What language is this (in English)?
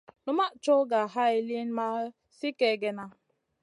Masana